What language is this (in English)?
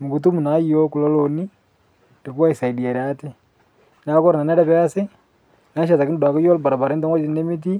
Masai